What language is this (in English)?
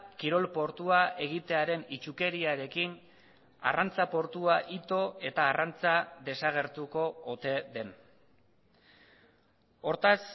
Basque